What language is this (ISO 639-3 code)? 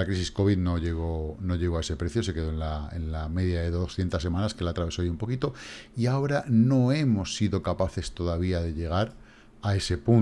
spa